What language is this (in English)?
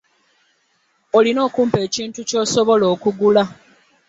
Ganda